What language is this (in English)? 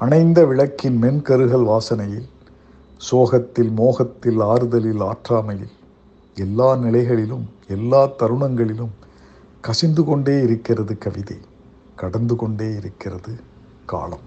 Tamil